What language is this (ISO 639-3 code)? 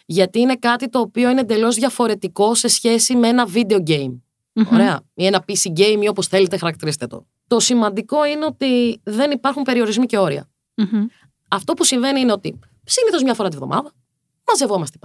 ell